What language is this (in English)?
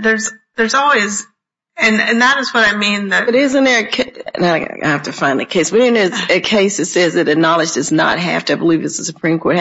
English